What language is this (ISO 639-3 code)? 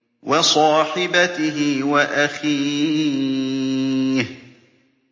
ara